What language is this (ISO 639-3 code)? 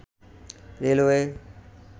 ben